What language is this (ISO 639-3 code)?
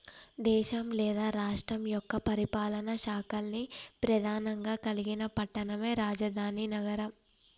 tel